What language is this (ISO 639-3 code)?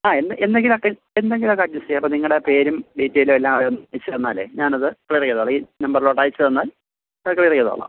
mal